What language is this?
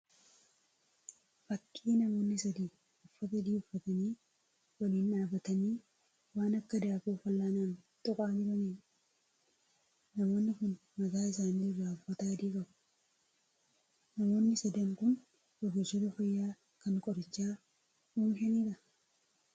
Oromo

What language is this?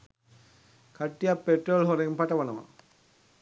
Sinhala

